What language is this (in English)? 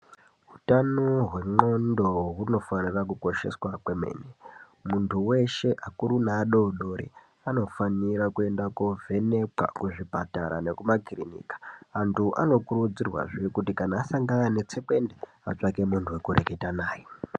Ndau